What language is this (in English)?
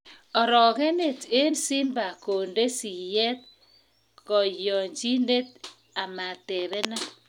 Kalenjin